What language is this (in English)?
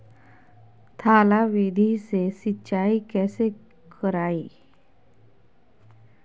Magahi